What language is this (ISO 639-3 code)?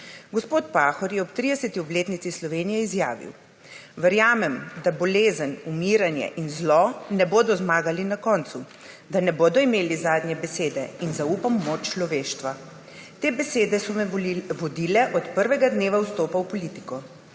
slv